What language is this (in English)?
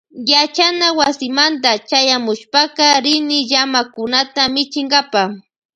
Loja Highland Quichua